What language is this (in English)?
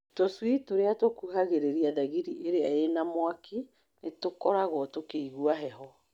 Kikuyu